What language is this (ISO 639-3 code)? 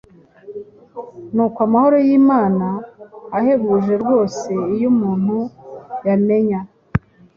kin